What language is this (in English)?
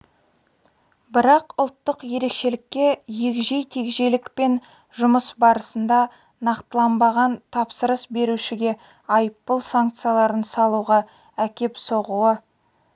Kazakh